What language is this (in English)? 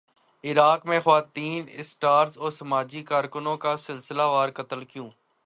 Urdu